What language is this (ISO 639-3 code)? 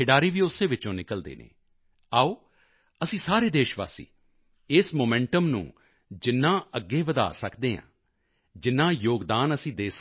pan